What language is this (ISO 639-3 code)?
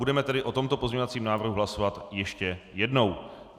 ces